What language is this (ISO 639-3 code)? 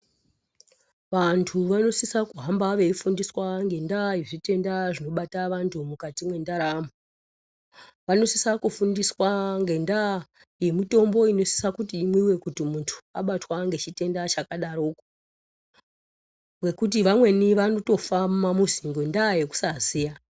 ndc